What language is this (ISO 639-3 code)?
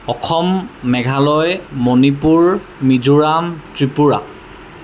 asm